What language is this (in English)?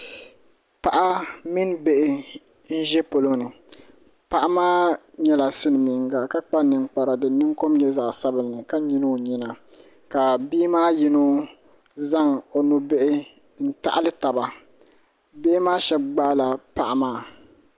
Dagbani